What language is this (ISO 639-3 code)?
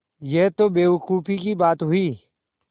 hin